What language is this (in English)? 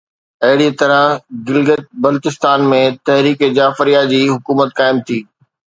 Sindhi